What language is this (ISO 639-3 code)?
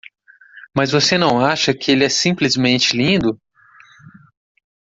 por